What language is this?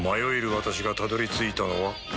Japanese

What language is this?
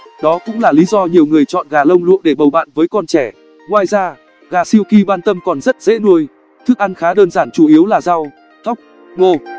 Vietnamese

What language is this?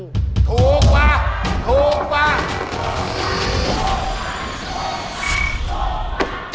Thai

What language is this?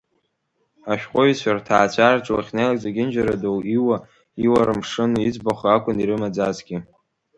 Abkhazian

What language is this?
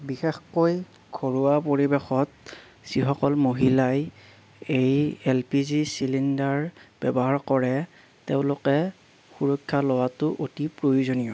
Assamese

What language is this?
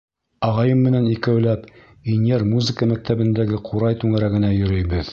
Bashkir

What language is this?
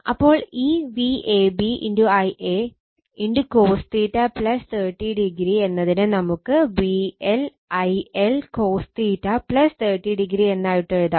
Malayalam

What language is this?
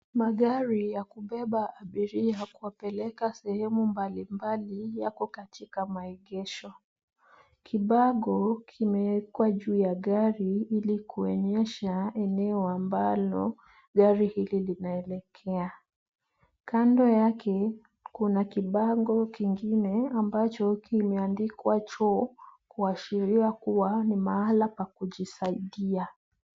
Swahili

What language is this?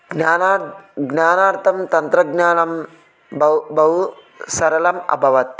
Sanskrit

